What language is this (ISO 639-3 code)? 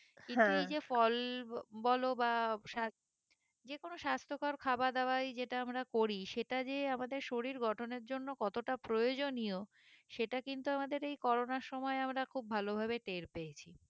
ben